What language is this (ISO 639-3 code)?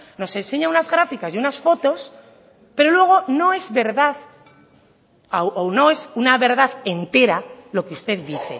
spa